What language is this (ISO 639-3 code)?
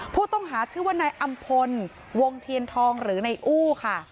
tha